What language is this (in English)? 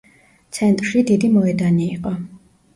Georgian